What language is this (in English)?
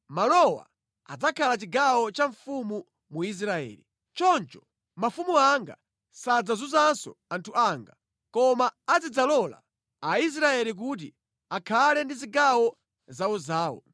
Nyanja